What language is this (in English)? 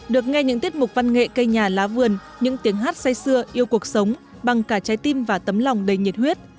Vietnamese